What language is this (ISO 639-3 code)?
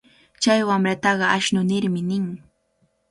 qvl